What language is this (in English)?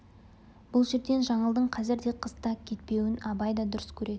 Kazakh